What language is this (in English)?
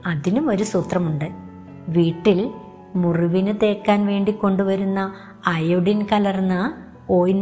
Malayalam